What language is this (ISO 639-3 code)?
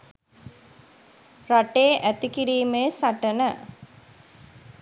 sin